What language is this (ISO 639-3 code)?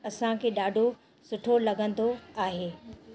snd